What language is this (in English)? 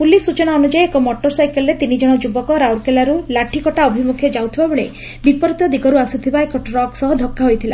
Odia